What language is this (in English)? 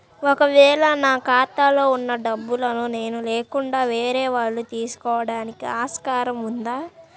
Telugu